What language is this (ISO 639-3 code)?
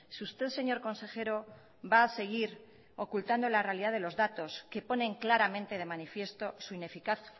spa